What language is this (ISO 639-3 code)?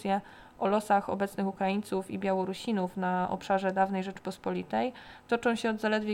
pol